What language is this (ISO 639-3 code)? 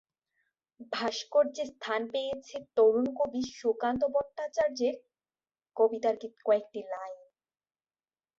ben